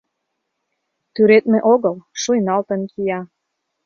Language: Mari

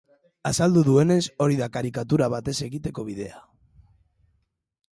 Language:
Basque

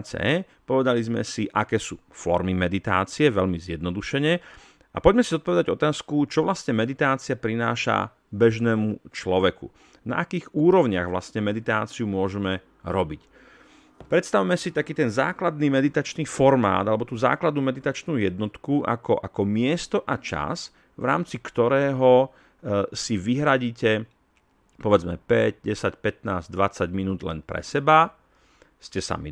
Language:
Slovak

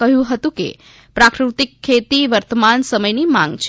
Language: Gujarati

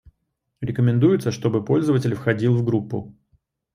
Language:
Russian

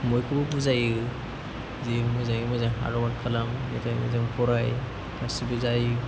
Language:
Bodo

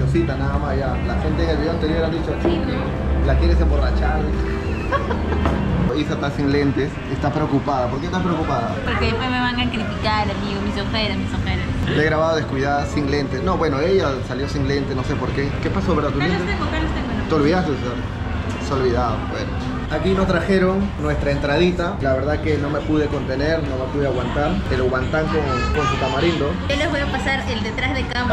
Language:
Spanish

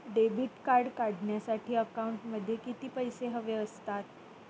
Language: Marathi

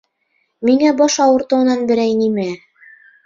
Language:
Bashkir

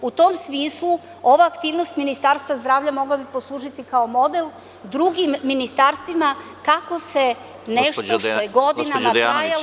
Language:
Serbian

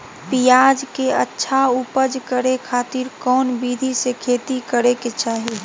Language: Magahi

